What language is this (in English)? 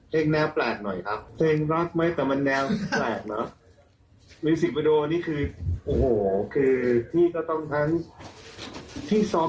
Thai